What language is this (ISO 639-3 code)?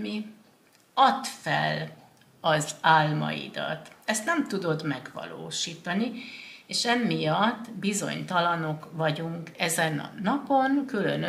hun